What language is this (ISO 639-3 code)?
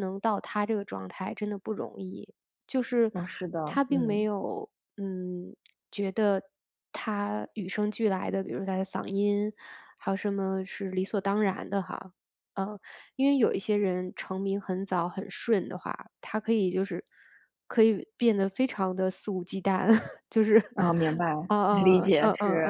zho